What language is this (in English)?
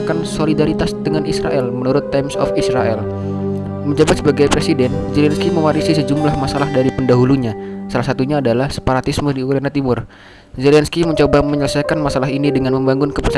Indonesian